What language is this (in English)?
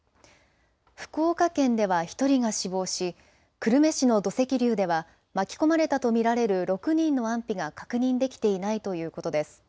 Japanese